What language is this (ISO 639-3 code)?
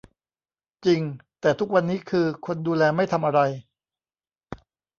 tha